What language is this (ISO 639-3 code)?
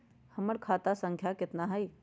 mag